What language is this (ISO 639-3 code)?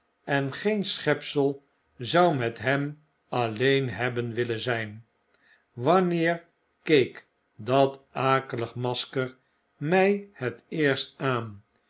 nld